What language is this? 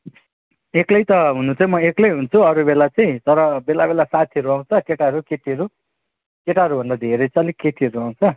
Nepali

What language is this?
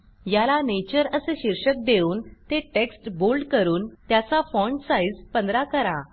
Marathi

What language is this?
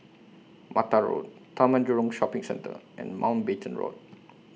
English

